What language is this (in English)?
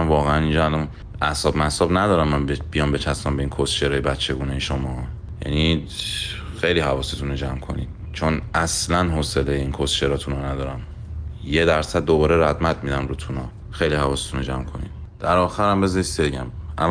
Persian